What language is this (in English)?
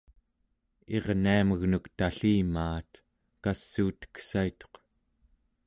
Central Yupik